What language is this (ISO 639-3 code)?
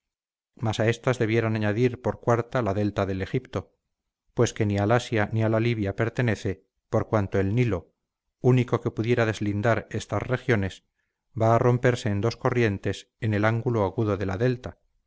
spa